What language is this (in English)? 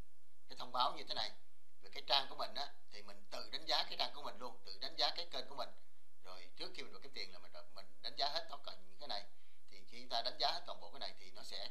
Vietnamese